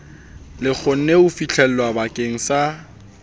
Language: Southern Sotho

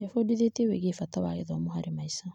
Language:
Kikuyu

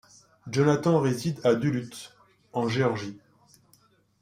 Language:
French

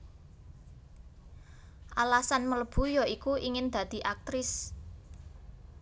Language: Javanese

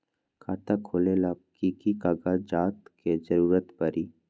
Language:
Magahi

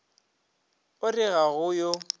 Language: Northern Sotho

